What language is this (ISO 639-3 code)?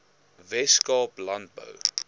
afr